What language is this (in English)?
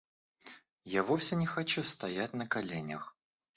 Russian